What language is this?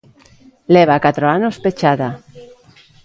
Galician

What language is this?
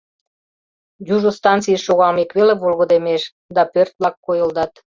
Mari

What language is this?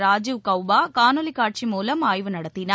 Tamil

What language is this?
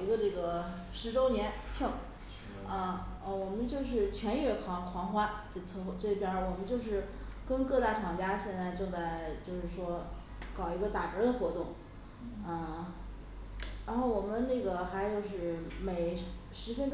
Chinese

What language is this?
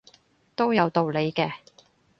Cantonese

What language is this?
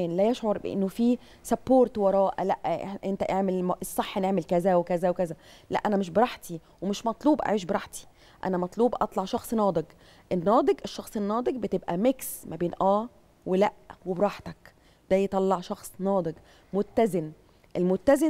Arabic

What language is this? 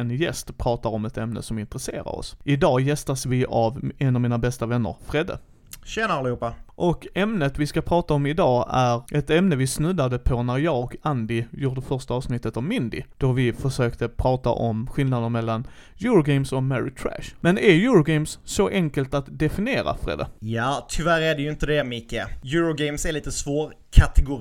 Swedish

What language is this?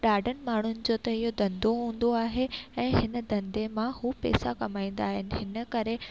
Sindhi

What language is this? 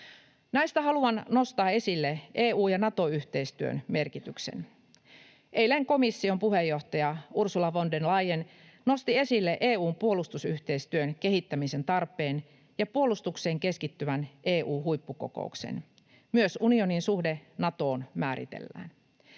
Finnish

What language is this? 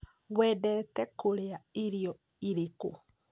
Kikuyu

